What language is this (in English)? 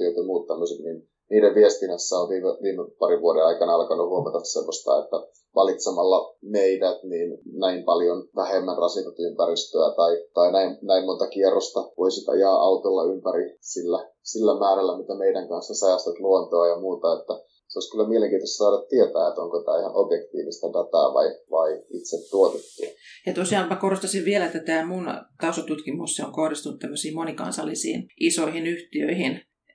Finnish